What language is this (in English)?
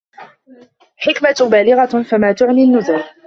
Arabic